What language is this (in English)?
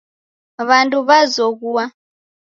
Taita